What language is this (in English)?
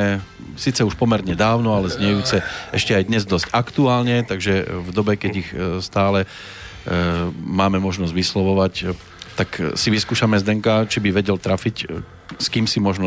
Slovak